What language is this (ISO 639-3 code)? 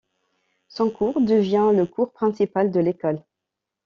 fra